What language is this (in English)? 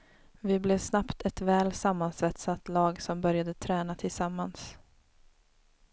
Swedish